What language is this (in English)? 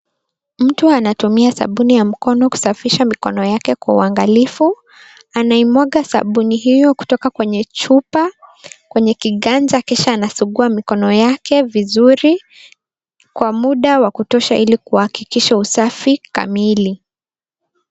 Swahili